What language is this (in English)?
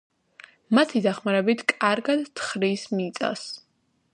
Georgian